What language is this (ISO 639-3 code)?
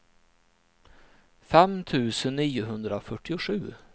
swe